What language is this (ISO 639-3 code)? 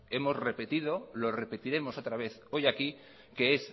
spa